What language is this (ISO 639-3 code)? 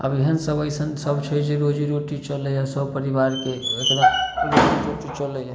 mai